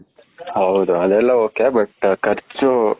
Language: Kannada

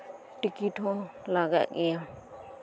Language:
Santali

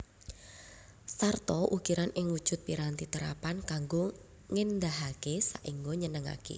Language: Javanese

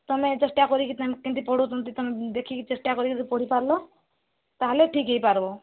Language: Odia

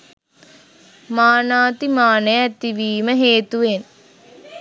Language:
Sinhala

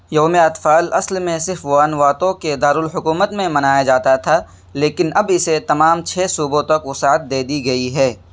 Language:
Urdu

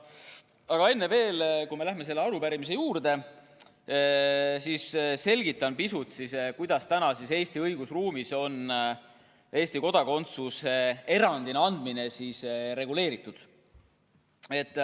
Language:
Estonian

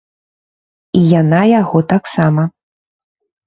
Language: Belarusian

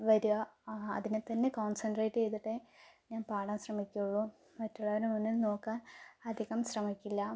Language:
Malayalam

